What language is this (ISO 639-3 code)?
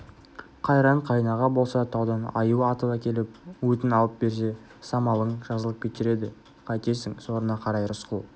kaz